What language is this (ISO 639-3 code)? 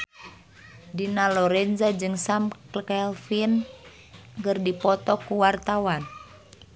sun